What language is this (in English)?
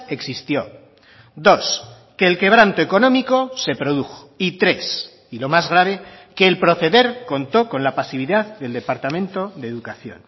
Spanish